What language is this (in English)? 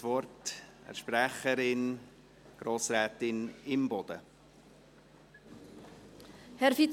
Swiss German